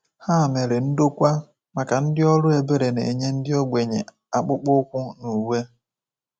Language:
Igbo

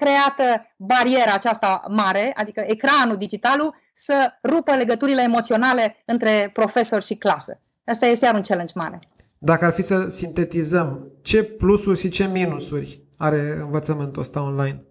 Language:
Romanian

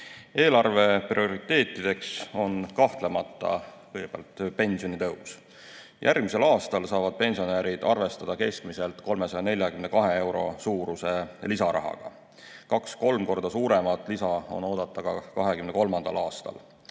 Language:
Estonian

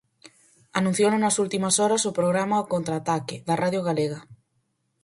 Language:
Galician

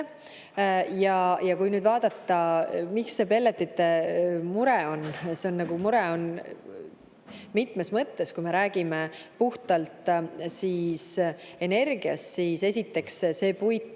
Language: Estonian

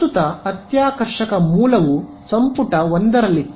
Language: Kannada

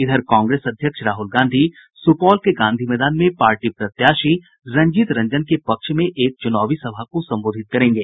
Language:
Hindi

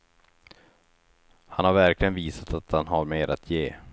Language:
Swedish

